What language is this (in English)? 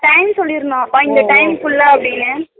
Tamil